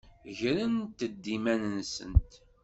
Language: Kabyle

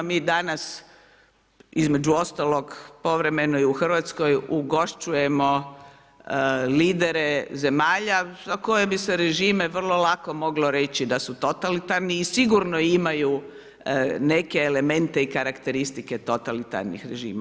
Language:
Croatian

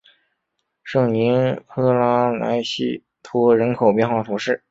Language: Chinese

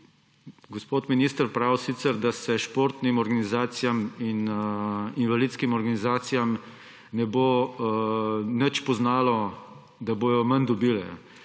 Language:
Slovenian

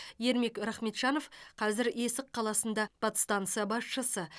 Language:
Kazakh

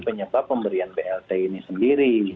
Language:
Indonesian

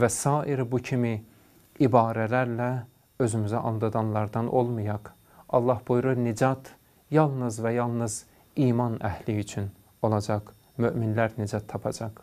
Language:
Turkish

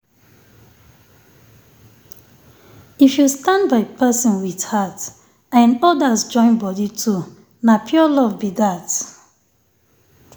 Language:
Nigerian Pidgin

